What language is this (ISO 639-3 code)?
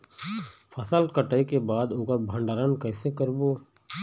hne